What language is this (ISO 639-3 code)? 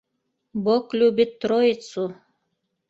bak